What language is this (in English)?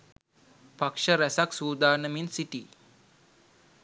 Sinhala